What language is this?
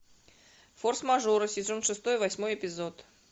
Russian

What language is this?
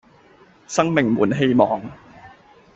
Cantonese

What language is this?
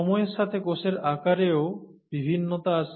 Bangla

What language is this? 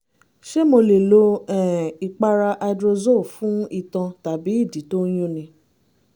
Yoruba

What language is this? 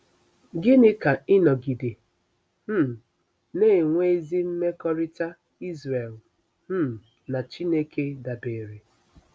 Igbo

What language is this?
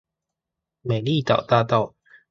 Chinese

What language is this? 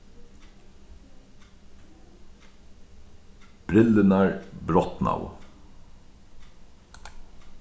Faroese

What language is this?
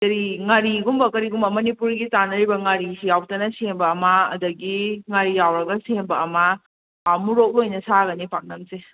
Manipuri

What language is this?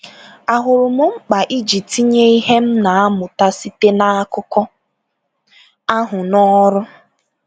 Igbo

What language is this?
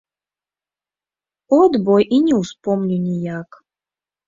Belarusian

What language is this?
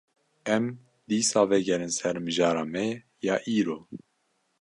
Kurdish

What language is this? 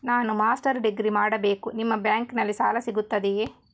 Kannada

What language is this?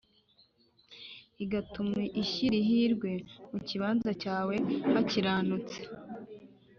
Kinyarwanda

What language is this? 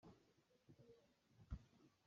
Hakha Chin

